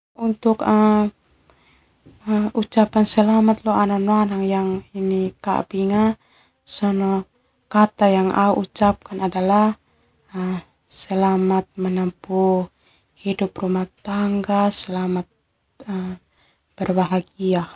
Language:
Termanu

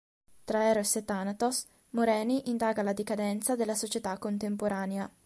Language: Italian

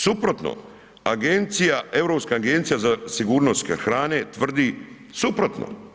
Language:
Croatian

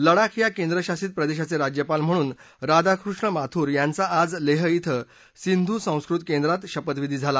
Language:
Marathi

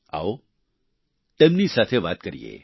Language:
Gujarati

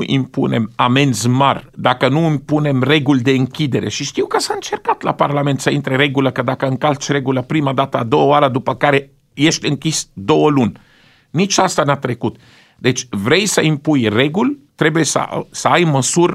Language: Romanian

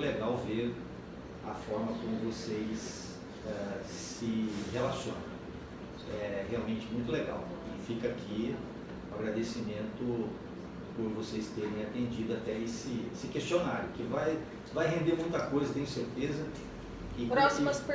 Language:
Portuguese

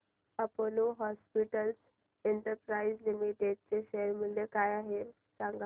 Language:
Marathi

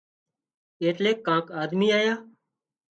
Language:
Wadiyara Koli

